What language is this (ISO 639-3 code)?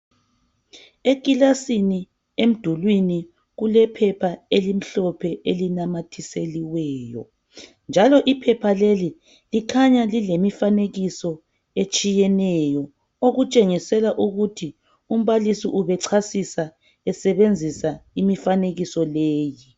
nde